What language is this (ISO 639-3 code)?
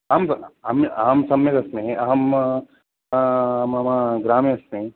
san